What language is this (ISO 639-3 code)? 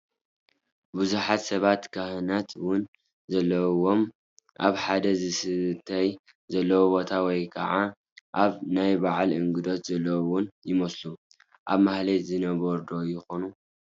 tir